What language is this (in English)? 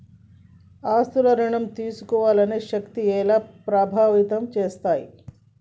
Telugu